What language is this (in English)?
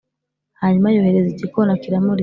Kinyarwanda